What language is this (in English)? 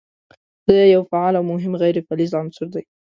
Pashto